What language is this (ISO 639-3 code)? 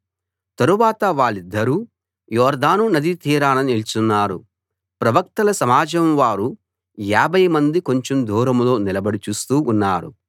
tel